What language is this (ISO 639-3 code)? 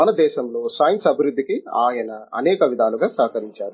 tel